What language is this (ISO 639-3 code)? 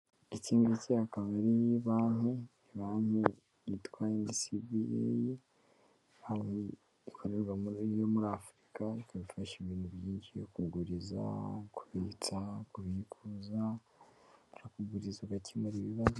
kin